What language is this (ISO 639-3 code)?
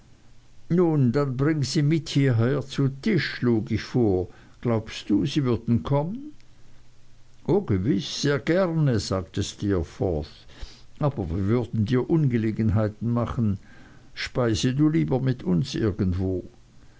deu